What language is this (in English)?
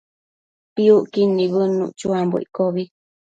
Matsés